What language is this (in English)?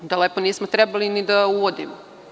Serbian